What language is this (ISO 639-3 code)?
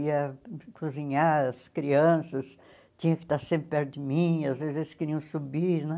por